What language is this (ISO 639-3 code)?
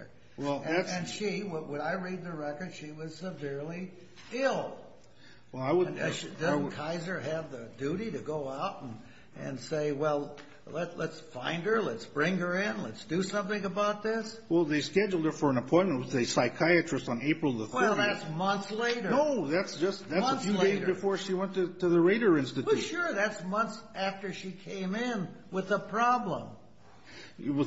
eng